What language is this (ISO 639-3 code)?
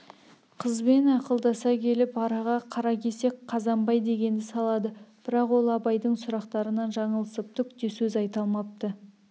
kaz